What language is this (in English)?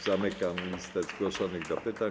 Polish